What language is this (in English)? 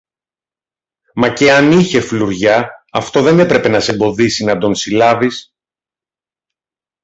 Greek